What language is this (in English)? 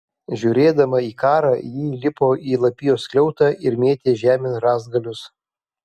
Lithuanian